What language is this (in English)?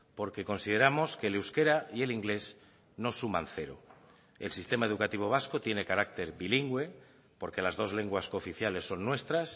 Spanish